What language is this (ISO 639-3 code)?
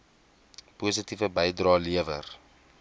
afr